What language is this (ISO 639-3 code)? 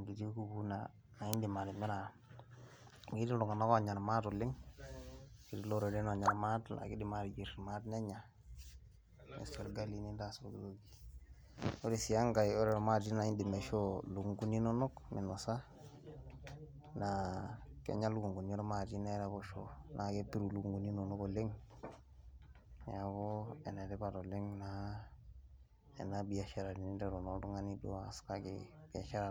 mas